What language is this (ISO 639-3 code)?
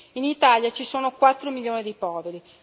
ita